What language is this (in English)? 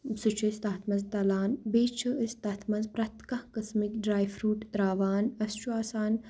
Kashmiri